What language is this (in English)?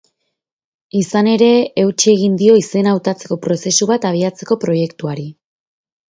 Basque